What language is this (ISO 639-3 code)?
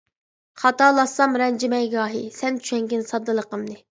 uig